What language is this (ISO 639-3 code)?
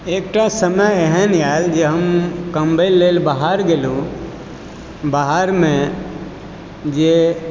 mai